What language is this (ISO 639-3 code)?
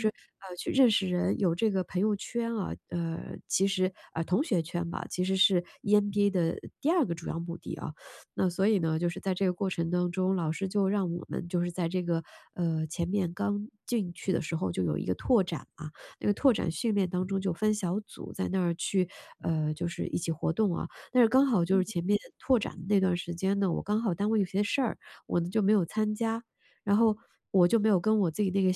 zho